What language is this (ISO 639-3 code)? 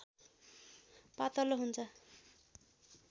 nep